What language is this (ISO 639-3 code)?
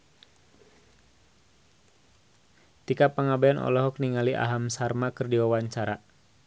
sun